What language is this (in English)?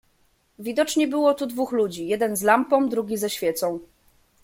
Polish